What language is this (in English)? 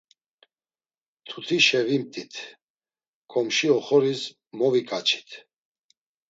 Laz